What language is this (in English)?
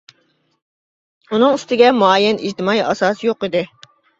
Uyghur